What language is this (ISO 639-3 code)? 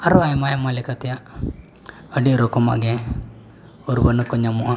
sat